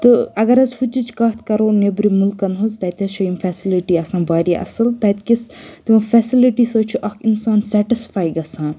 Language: Kashmiri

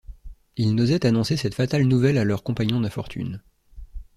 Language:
French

